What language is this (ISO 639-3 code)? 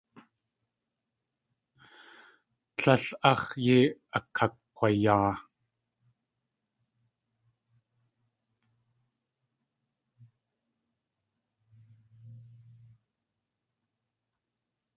tli